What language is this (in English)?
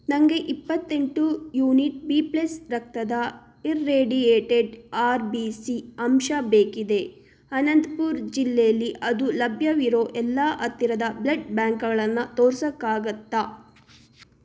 Kannada